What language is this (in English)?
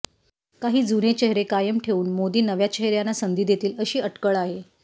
Marathi